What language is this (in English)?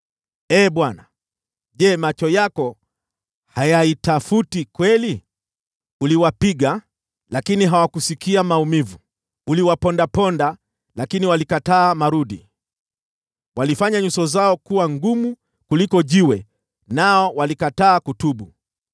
Swahili